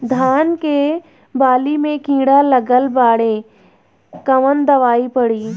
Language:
Bhojpuri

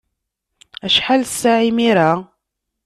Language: Kabyle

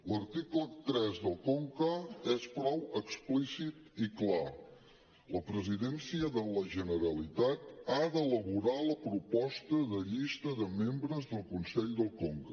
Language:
Catalan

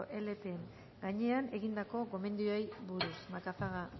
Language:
Basque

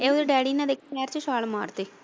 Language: Punjabi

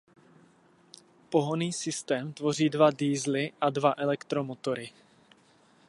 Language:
Czech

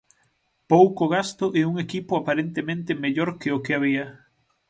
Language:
Galician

